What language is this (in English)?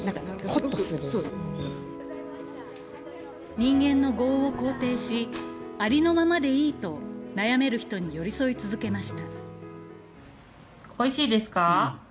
Japanese